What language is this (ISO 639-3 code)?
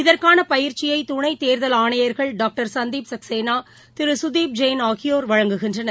tam